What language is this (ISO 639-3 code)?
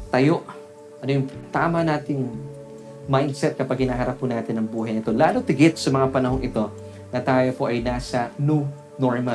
fil